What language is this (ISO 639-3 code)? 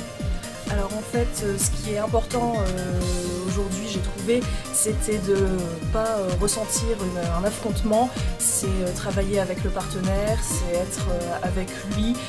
fra